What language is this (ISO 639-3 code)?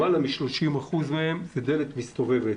heb